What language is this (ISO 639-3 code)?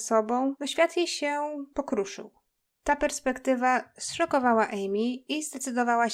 pol